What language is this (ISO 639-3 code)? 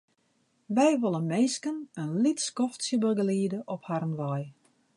fry